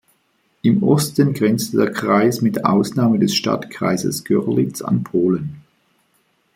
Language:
German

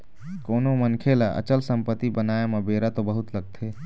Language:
Chhattisgarhi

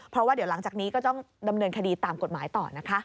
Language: Thai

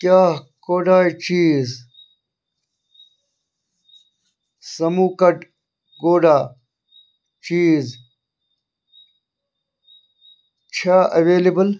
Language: Kashmiri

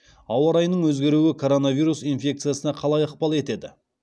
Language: Kazakh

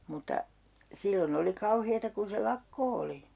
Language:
Finnish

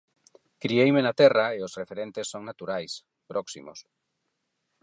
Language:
Galician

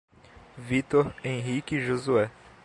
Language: Portuguese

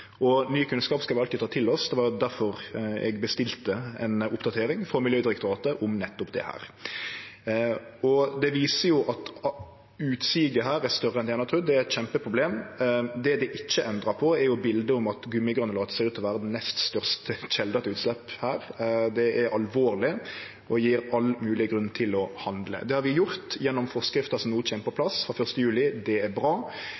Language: Norwegian Nynorsk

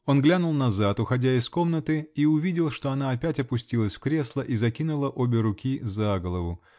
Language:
Russian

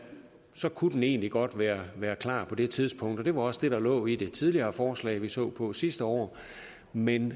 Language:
Danish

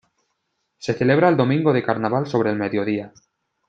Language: Spanish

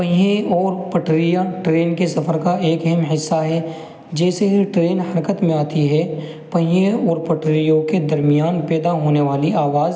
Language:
Urdu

